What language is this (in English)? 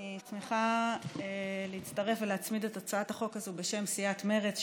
Hebrew